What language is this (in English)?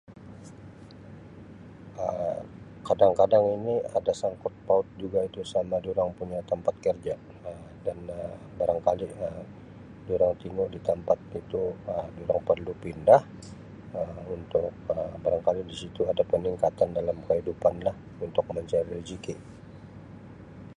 Sabah Malay